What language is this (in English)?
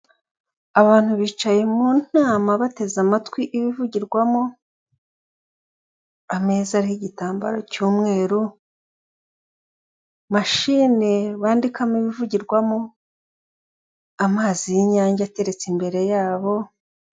Kinyarwanda